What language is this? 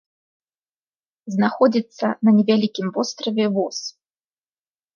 Belarusian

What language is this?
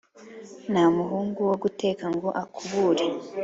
Kinyarwanda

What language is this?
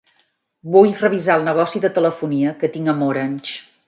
Catalan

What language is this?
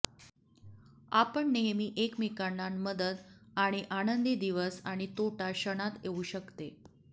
Marathi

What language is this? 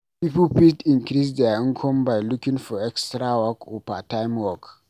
Nigerian Pidgin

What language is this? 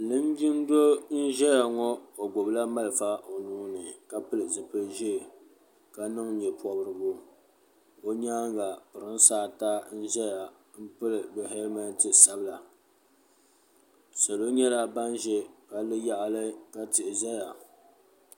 Dagbani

